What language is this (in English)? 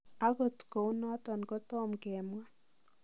Kalenjin